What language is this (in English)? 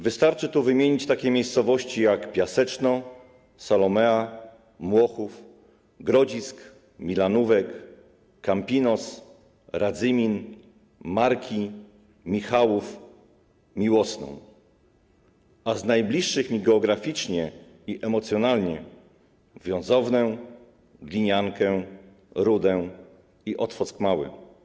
Polish